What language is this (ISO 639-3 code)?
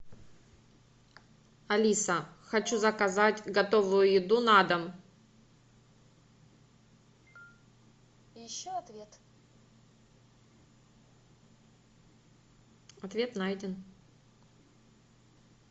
rus